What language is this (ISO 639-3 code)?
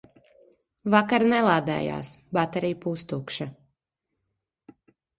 lav